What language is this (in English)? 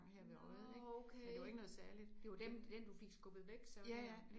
Danish